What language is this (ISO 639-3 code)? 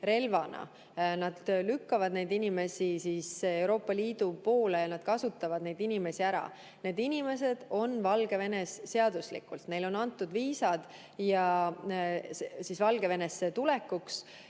est